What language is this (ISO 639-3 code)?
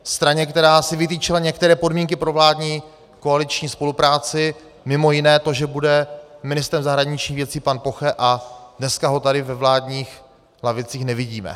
ces